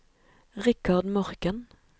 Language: Norwegian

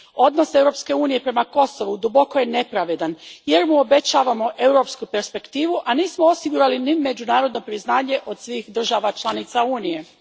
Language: Croatian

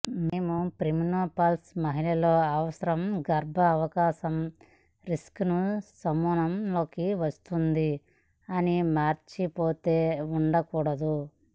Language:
Telugu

